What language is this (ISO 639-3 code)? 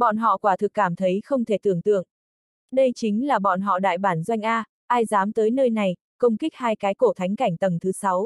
vie